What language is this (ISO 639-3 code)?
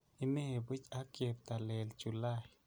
kln